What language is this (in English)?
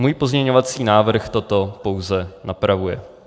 Czech